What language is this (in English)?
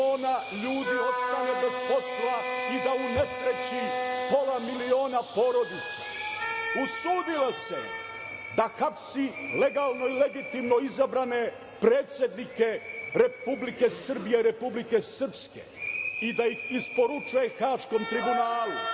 Serbian